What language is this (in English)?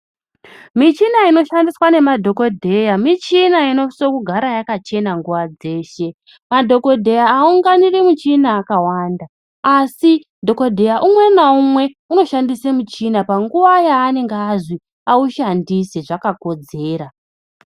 Ndau